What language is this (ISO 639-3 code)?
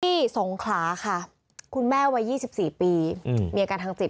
tha